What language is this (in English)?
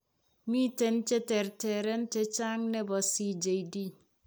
Kalenjin